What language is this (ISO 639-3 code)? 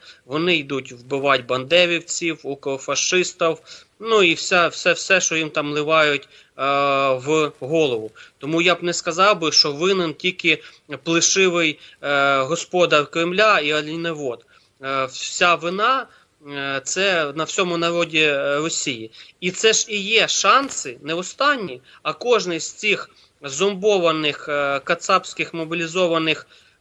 ukr